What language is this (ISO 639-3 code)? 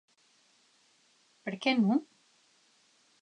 oci